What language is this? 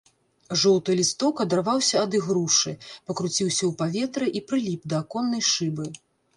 Belarusian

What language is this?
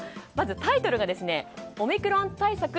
Japanese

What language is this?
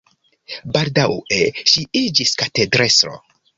Esperanto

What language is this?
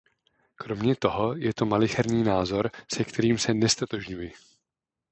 Czech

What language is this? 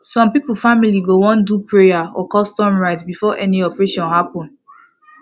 Nigerian Pidgin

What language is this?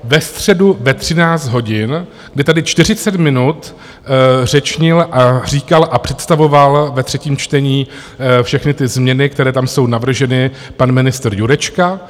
Czech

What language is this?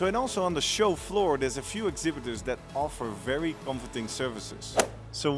English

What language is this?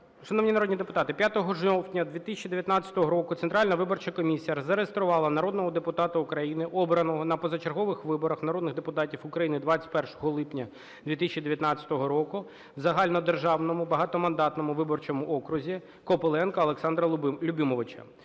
Ukrainian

